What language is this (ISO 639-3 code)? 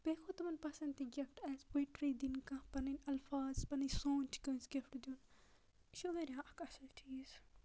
kas